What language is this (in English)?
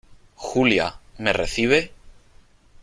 Spanish